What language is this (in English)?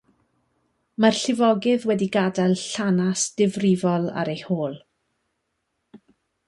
Welsh